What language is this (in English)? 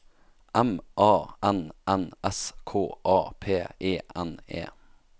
Norwegian